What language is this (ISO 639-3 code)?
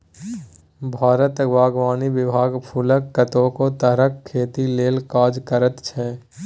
mai